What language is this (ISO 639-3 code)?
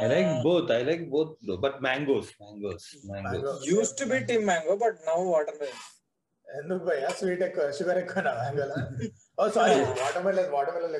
tel